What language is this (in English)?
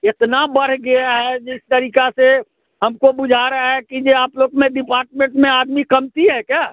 Hindi